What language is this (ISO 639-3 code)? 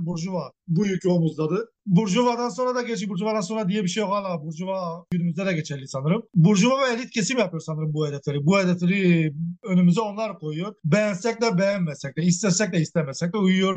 tur